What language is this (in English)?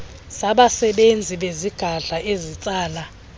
Xhosa